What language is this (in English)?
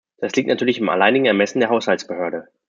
German